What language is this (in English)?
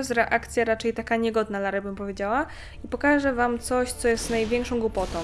Polish